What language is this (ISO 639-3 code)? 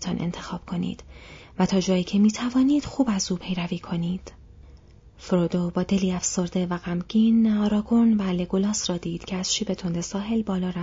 fas